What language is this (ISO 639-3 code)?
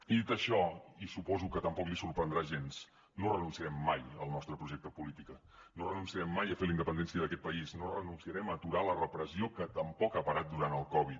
cat